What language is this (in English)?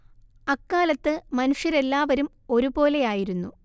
Malayalam